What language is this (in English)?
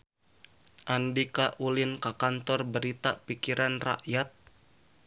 Sundanese